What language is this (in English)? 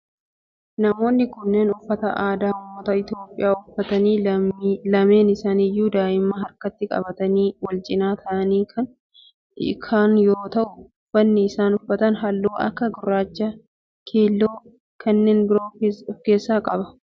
Oromo